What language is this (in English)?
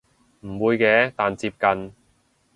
Cantonese